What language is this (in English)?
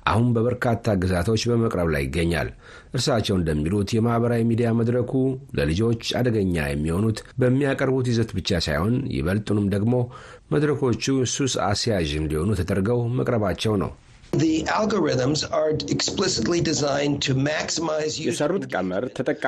Amharic